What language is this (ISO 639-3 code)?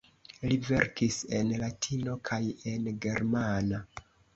epo